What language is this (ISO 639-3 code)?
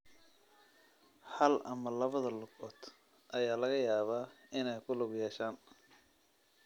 som